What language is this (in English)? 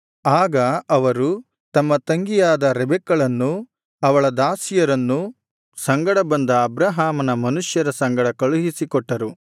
Kannada